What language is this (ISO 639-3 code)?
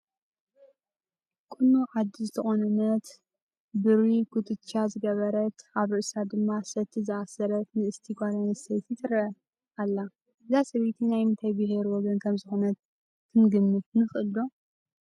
tir